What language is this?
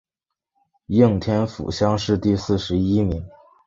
Chinese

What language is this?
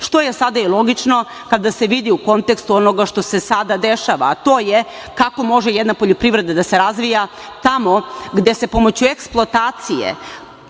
Serbian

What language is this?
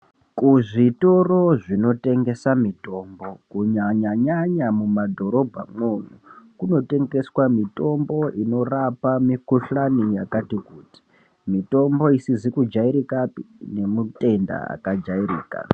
Ndau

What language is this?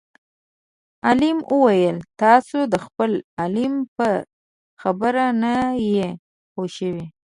Pashto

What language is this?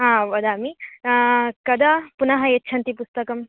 Sanskrit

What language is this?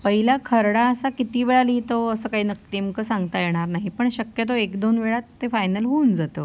Marathi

